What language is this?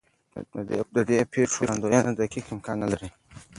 Pashto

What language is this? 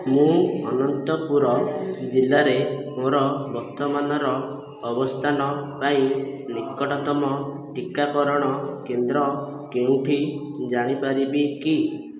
Odia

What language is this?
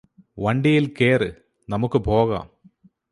Malayalam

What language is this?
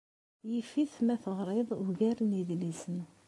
Kabyle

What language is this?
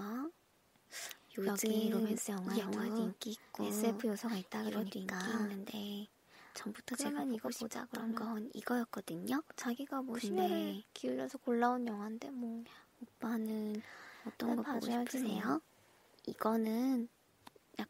Korean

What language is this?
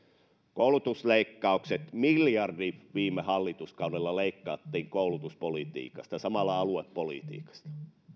Finnish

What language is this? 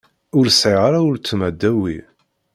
Kabyle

